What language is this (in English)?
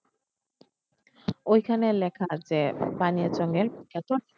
Bangla